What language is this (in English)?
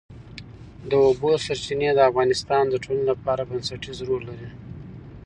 Pashto